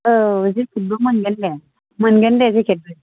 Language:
Bodo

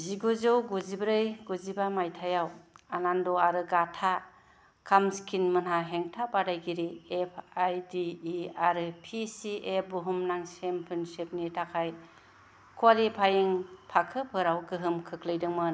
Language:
Bodo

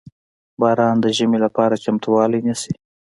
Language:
Pashto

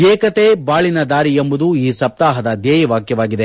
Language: Kannada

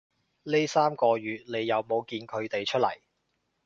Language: Cantonese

